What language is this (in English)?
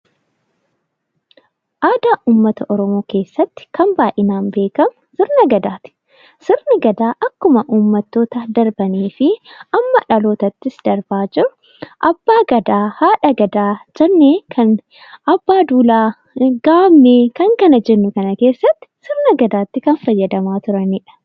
Oromo